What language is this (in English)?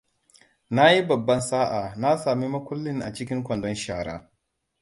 Hausa